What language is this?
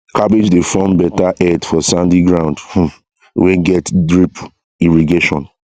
Nigerian Pidgin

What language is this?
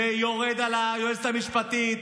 Hebrew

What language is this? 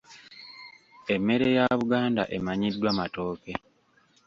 Ganda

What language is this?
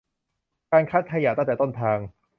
Thai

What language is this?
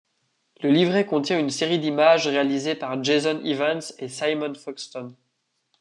French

